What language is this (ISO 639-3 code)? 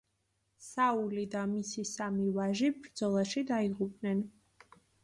kat